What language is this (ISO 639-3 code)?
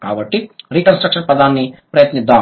tel